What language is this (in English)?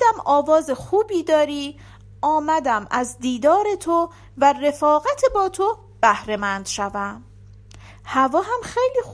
Persian